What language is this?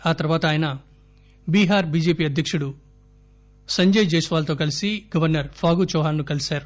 Telugu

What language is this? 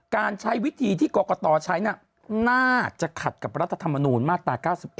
Thai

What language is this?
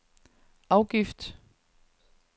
Danish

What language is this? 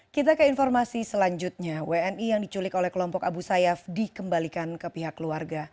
Indonesian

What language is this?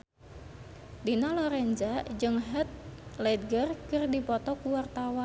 Sundanese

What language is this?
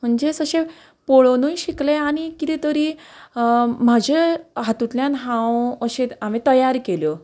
Konkani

